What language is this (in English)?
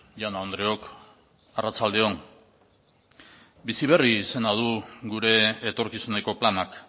Basque